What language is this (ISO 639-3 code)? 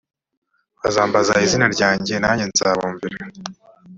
kin